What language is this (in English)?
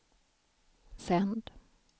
Swedish